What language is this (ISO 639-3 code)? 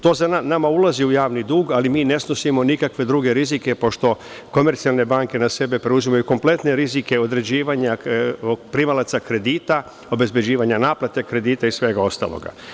srp